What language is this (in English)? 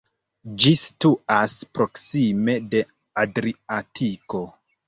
Esperanto